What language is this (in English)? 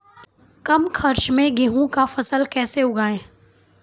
Maithili